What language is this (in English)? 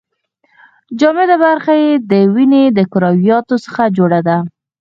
Pashto